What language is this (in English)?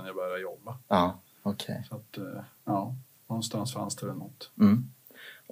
Swedish